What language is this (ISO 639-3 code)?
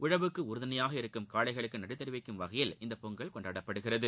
tam